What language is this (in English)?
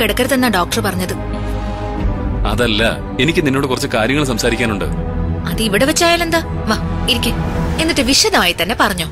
Malayalam